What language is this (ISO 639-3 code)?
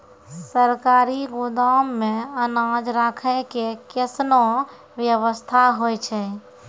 mai